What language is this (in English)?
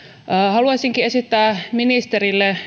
Finnish